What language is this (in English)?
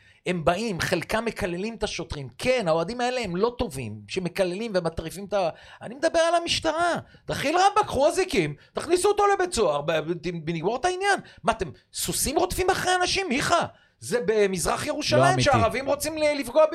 Hebrew